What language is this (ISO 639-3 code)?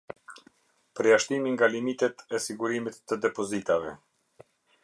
sqi